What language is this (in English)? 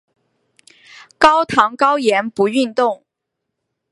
Chinese